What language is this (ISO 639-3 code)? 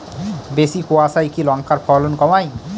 ben